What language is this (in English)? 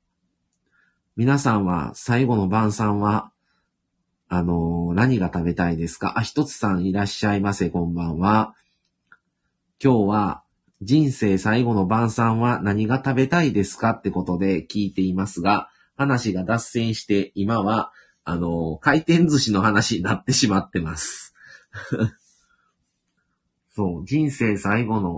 Japanese